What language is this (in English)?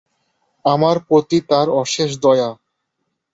Bangla